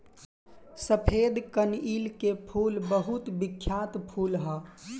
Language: Bhojpuri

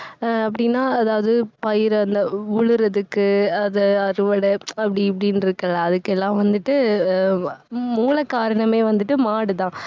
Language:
Tamil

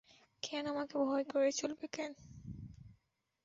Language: Bangla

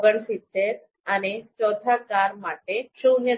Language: Gujarati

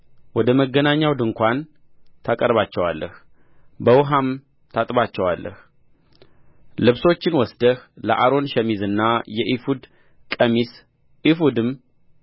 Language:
Amharic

